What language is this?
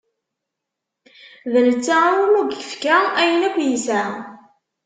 Kabyle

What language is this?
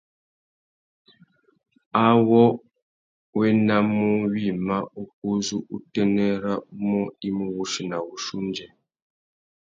Tuki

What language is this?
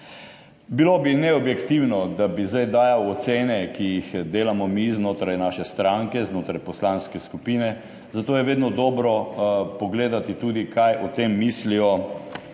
Slovenian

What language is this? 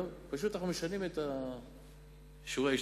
Hebrew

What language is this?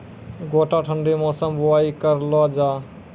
Maithili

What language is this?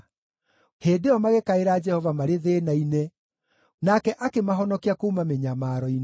Kikuyu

